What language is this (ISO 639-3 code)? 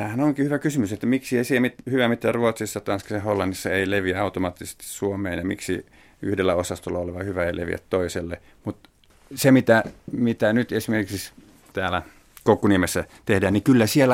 fin